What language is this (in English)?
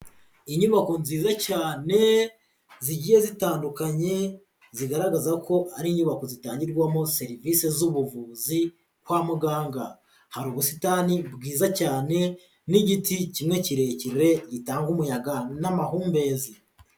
Kinyarwanda